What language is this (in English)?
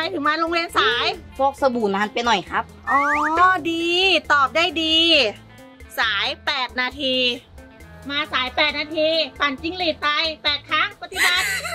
Thai